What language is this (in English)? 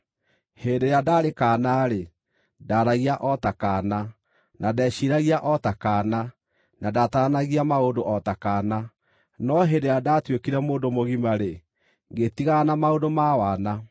Kikuyu